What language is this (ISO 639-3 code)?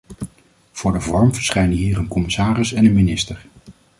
nld